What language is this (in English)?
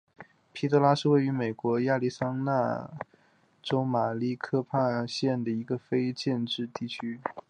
Chinese